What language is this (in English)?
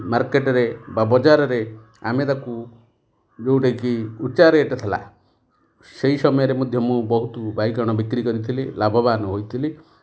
Odia